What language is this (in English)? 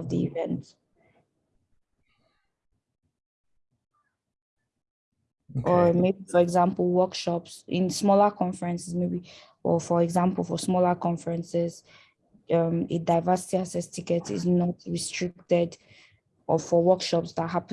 English